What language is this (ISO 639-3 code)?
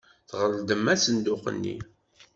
kab